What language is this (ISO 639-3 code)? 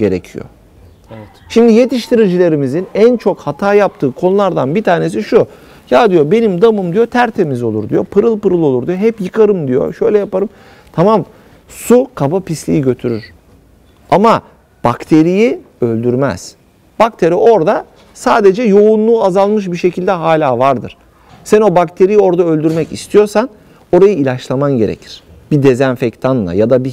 tur